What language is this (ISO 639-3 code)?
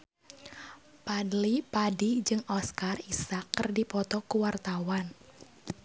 sun